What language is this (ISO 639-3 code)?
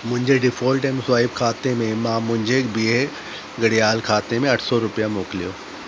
snd